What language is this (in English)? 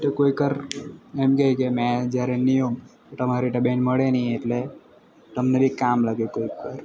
Gujarati